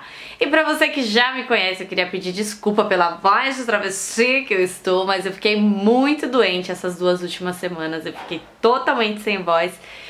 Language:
Portuguese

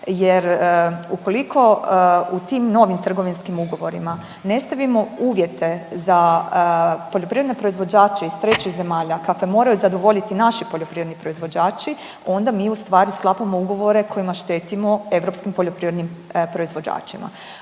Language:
Croatian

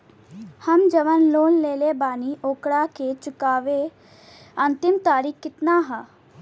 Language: Bhojpuri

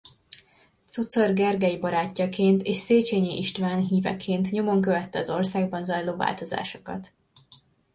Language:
Hungarian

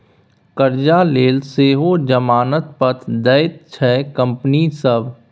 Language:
Maithili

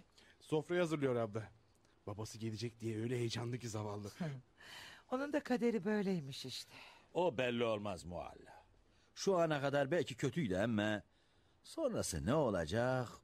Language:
Turkish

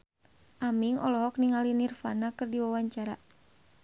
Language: Sundanese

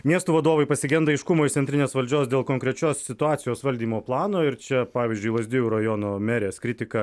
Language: Lithuanian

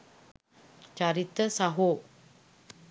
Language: Sinhala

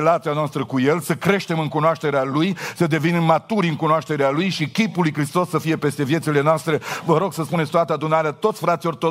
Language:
Romanian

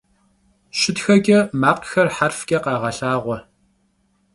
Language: Kabardian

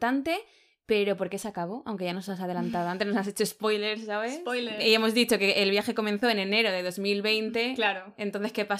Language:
Spanish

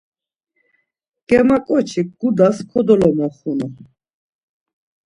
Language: Laz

